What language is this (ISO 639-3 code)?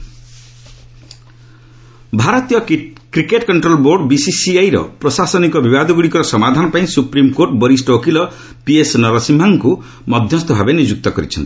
ori